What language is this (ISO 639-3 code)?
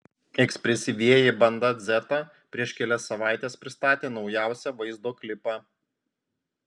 lit